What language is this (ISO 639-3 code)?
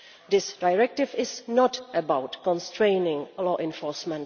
eng